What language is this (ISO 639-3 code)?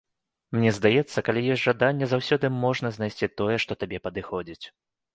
bel